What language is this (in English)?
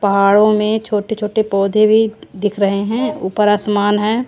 Hindi